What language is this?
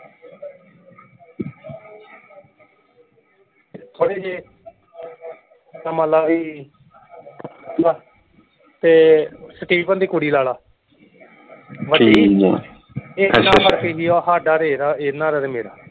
Punjabi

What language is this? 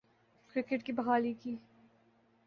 Urdu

